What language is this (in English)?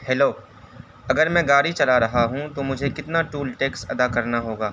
Urdu